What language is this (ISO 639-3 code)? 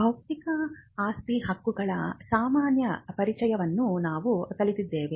kan